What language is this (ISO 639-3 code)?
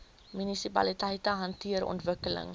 afr